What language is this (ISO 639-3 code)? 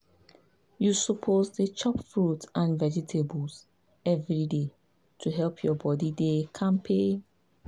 pcm